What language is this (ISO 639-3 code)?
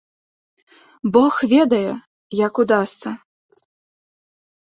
bel